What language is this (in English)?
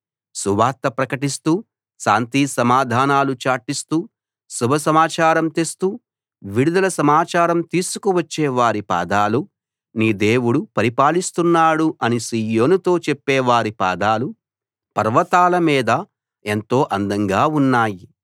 Telugu